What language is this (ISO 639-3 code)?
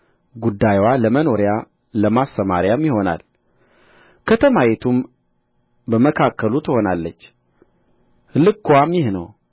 amh